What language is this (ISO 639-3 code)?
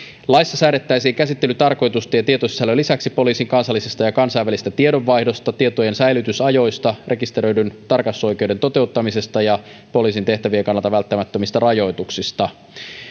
fin